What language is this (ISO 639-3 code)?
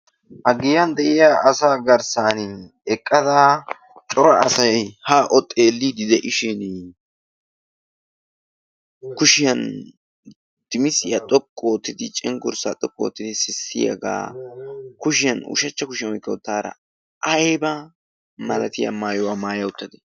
wal